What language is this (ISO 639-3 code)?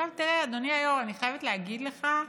heb